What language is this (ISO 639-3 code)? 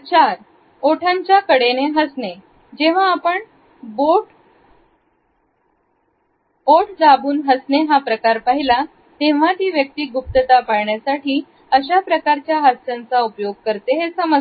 mar